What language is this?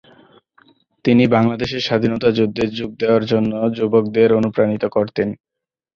Bangla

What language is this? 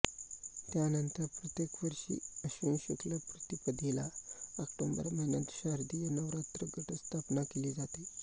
Marathi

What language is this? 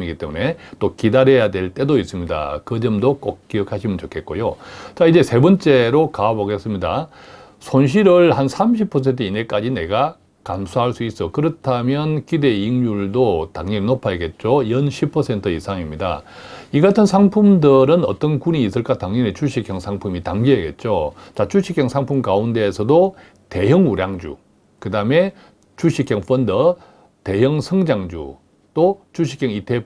Korean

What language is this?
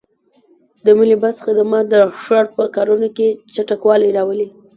Pashto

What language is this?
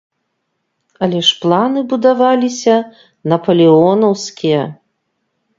Belarusian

